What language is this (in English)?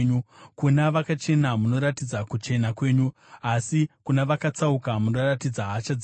Shona